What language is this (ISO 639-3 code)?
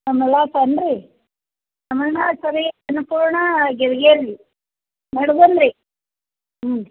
kan